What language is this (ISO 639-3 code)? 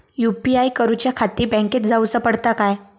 mar